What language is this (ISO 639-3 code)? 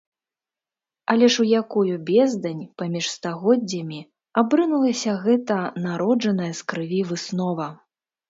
bel